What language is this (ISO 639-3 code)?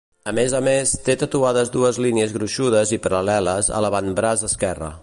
cat